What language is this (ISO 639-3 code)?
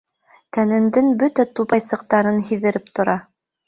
bak